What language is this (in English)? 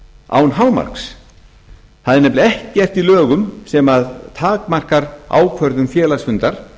Icelandic